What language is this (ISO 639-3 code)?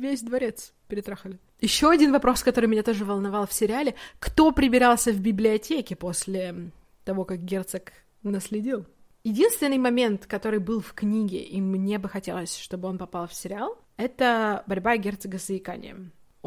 rus